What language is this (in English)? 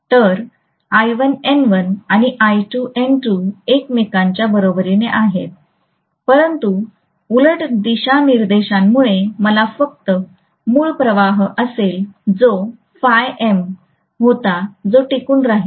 Marathi